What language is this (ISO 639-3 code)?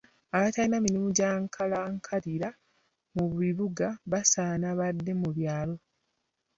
lug